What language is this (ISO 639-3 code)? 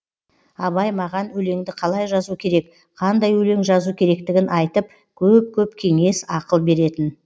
kaz